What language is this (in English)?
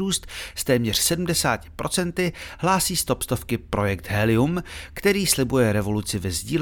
Czech